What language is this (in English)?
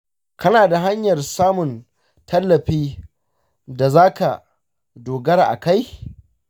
Hausa